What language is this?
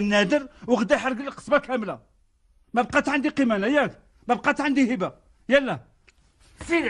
Arabic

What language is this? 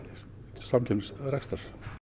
Icelandic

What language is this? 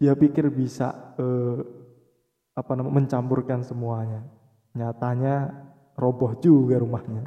Indonesian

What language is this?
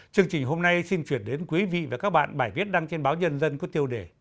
Vietnamese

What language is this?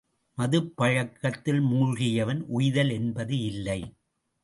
Tamil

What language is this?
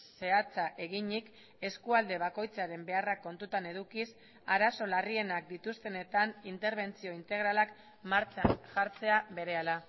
Basque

